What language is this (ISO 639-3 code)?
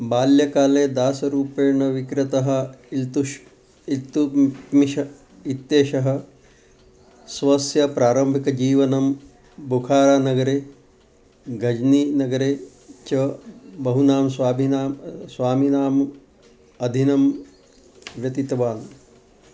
san